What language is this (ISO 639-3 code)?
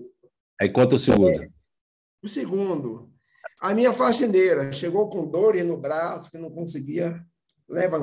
por